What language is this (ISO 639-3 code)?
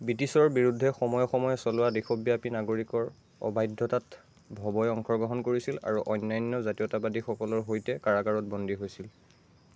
asm